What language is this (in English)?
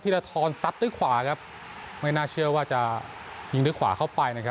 Thai